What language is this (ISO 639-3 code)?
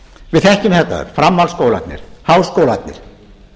isl